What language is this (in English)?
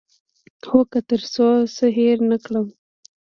Pashto